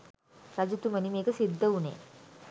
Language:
Sinhala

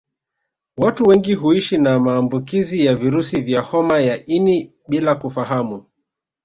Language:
Swahili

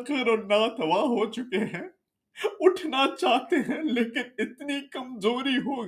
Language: Urdu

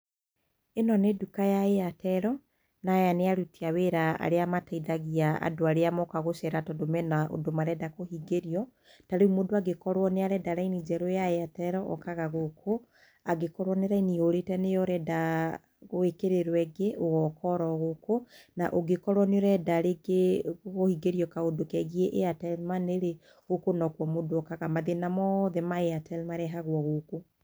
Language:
Kikuyu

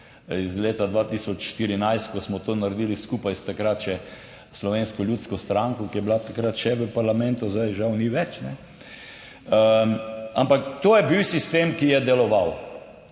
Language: Slovenian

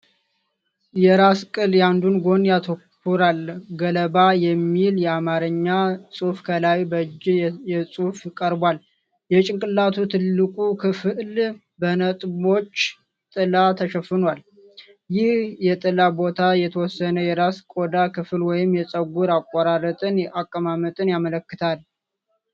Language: Amharic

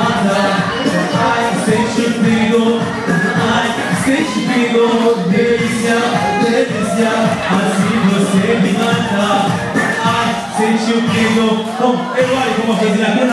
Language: Arabic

